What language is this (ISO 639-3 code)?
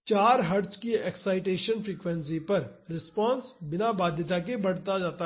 hin